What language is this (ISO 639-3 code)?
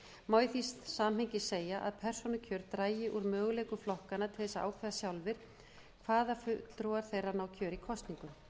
isl